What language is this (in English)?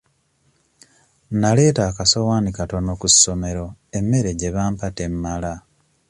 Ganda